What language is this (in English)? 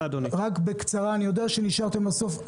Hebrew